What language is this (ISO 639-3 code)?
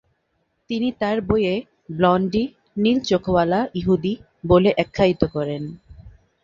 ben